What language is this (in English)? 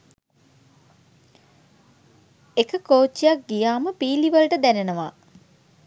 Sinhala